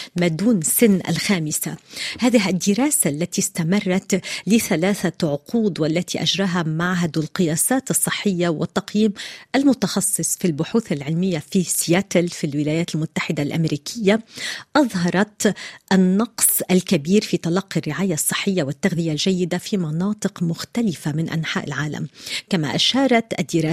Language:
Arabic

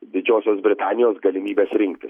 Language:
Lithuanian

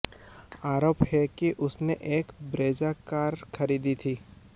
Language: Hindi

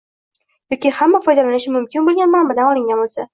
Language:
Uzbek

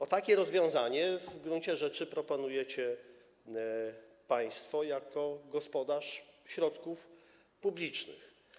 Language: Polish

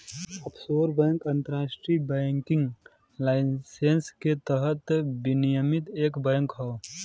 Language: Bhojpuri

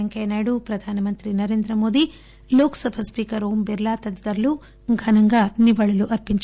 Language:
Telugu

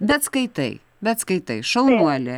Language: Lithuanian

